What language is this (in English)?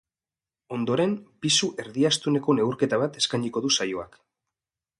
Basque